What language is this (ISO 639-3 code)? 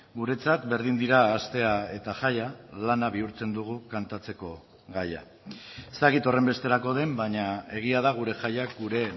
eus